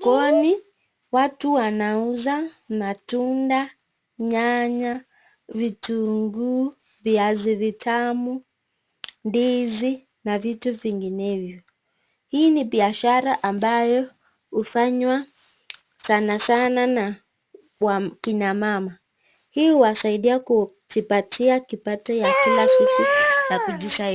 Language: Swahili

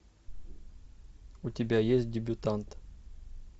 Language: Russian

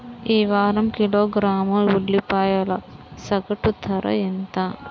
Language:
Telugu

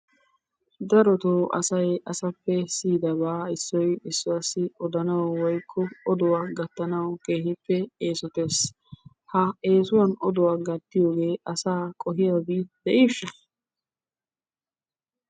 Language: Wolaytta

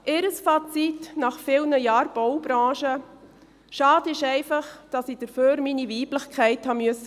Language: Swiss German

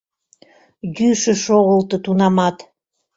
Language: Mari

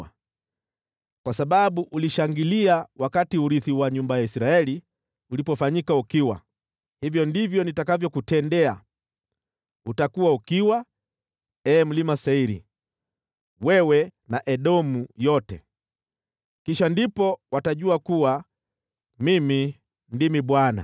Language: Swahili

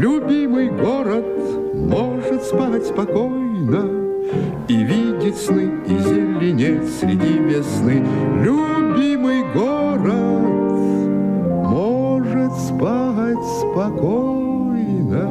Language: Russian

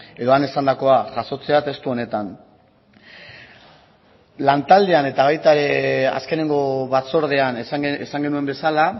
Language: Basque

